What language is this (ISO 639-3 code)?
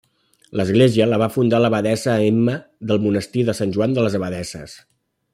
cat